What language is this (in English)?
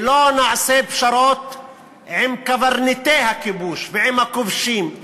Hebrew